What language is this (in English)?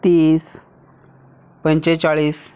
Konkani